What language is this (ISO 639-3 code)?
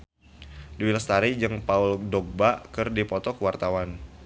sun